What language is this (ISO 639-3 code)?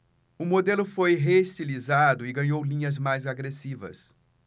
por